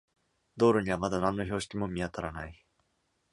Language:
Japanese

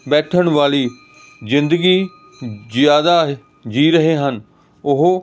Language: Punjabi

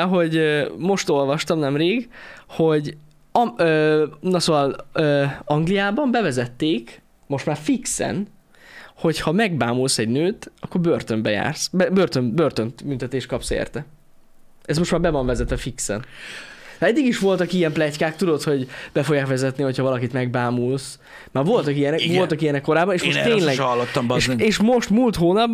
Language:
Hungarian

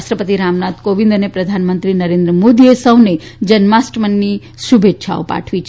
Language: Gujarati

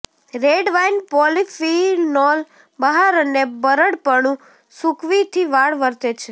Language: Gujarati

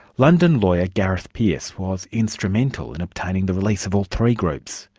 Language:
English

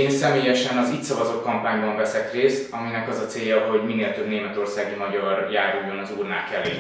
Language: Hungarian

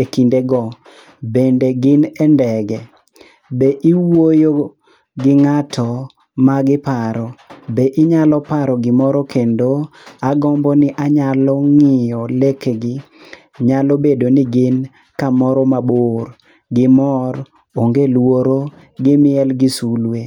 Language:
Luo (Kenya and Tanzania)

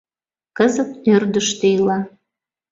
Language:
Mari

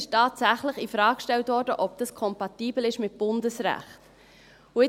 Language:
Swiss German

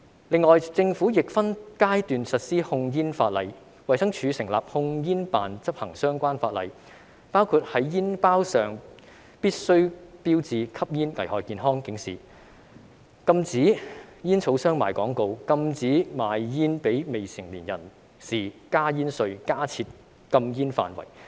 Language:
Cantonese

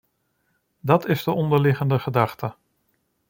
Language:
Dutch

